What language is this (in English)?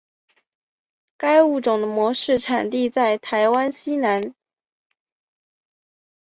Chinese